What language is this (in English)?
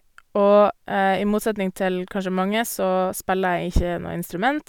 Norwegian